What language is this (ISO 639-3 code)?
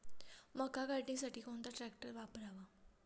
mar